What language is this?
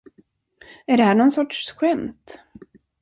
Swedish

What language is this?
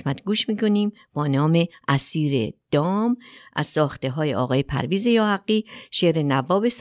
Persian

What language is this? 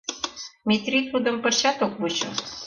Mari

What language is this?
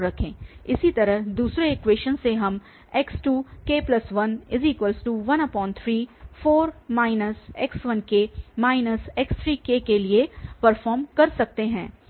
Hindi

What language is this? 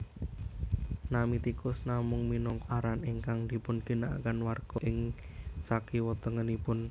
Javanese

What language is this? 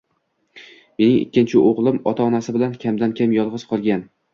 Uzbek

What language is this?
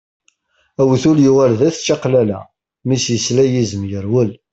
Kabyle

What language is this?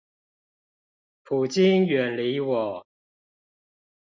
Chinese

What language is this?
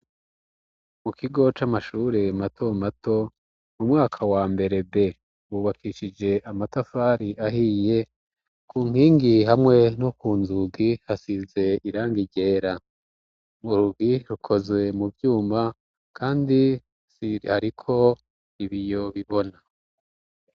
Rundi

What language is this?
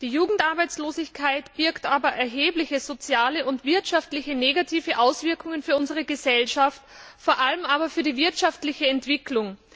German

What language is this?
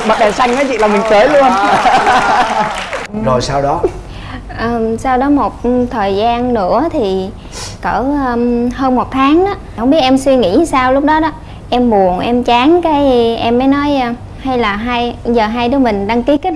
Vietnamese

